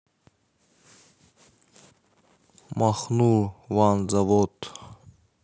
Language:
Russian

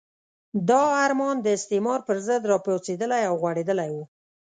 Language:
Pashto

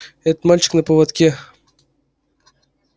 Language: Russian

